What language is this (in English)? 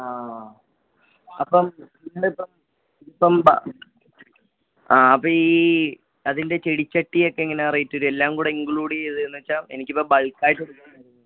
Malayalam